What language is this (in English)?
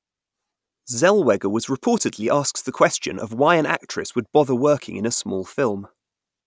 English